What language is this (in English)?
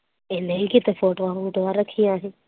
Punjabi